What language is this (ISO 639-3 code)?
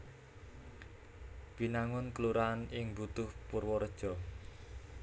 jav